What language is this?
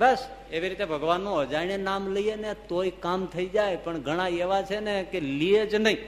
Gujarati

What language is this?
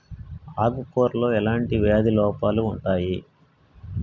Telugu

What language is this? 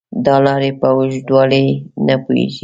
Pashto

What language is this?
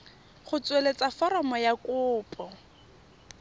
Tswana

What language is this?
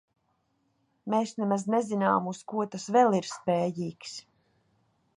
Latvian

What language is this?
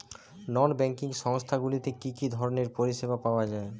Bangla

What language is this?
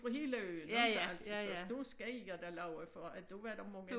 Danish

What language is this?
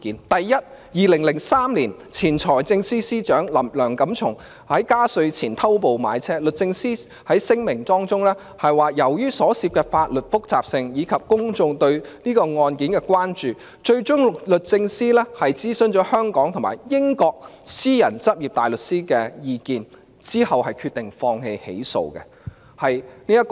Cantonese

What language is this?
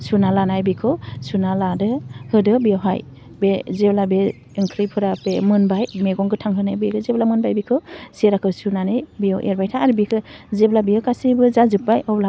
Bodo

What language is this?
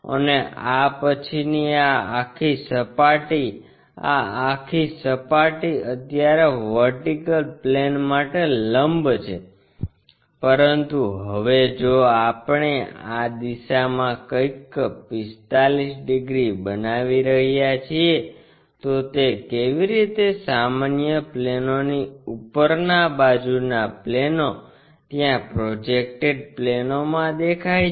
Gujarati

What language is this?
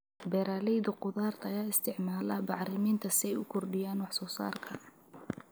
Somali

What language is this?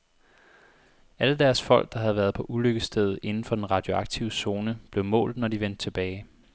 Danish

